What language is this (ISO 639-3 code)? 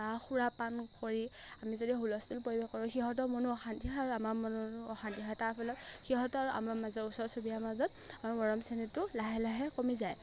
asm